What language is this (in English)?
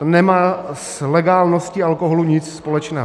Czech